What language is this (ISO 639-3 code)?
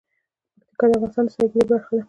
pus